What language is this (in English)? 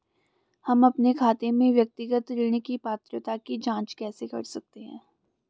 Hindi